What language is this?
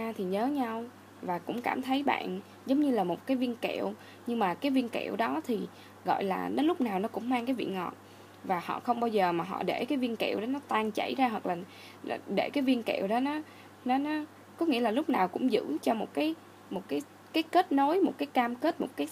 Vietnamese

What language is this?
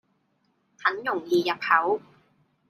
Cantonese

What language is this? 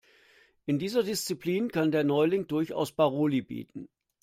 German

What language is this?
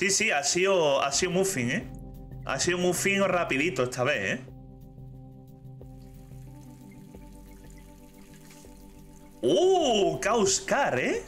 Spanish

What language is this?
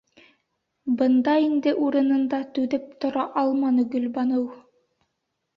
Bashkir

